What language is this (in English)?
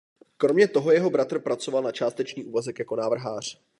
Czech